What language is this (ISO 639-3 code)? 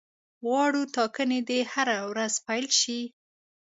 pus